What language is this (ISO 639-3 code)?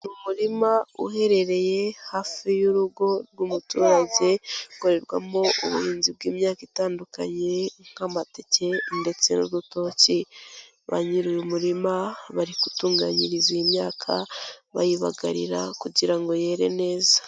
kin